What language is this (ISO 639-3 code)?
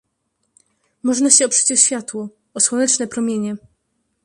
pol